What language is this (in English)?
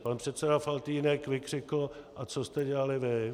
Czech